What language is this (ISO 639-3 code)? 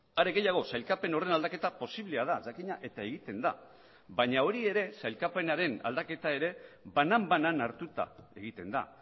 eus